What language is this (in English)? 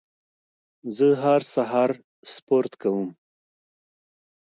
Pashto